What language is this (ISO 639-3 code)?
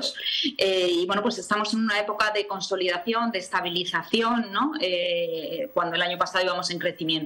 spa